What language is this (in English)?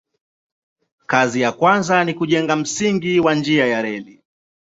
Swahili